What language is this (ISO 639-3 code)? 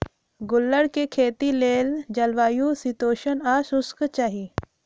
mag